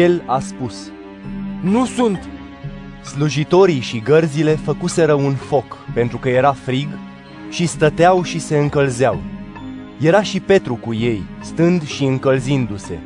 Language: Romanian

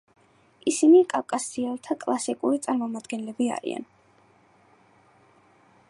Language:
Georgian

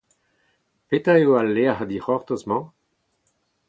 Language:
Breton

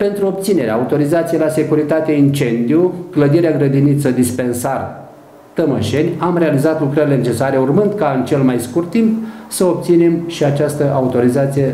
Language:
Romanian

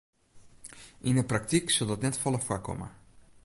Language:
Western Frisian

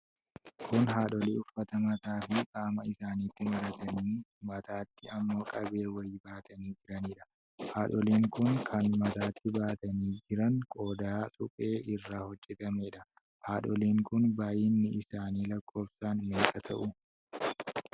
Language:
Oromo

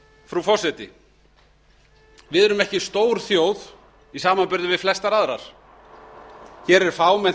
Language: Icelandic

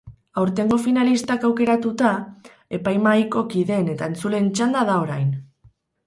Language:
Basque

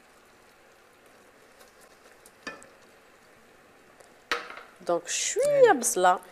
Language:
Arabic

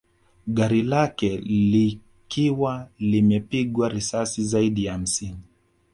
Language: Swahili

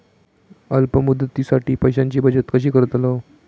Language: Marathi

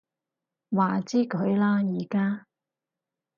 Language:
Cantonese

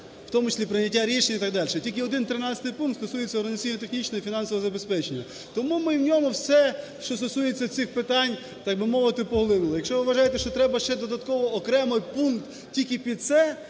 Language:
Ukrainian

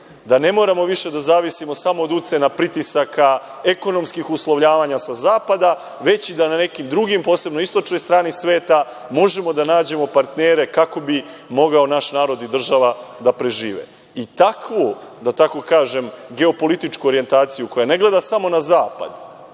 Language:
Serbian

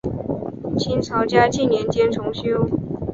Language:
Chinese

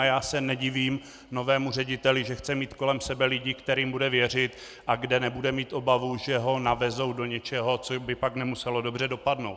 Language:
Czech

